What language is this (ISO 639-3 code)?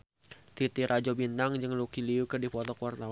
sun